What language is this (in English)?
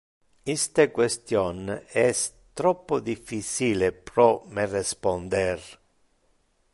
Interlingua